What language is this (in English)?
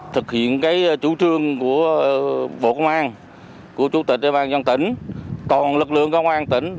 Vietnamese